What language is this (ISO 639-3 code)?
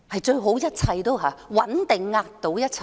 yue